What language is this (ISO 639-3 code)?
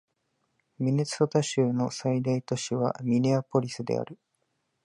jpn